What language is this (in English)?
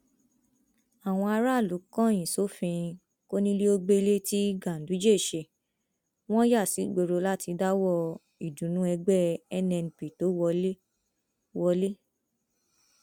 Yoruba